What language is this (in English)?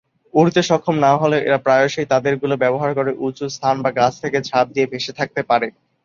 Bangla